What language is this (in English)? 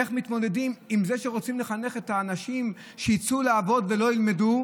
Hebrew